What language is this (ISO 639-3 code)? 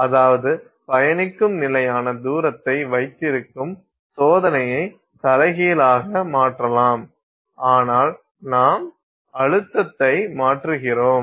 tam